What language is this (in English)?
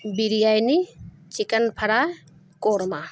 Urdu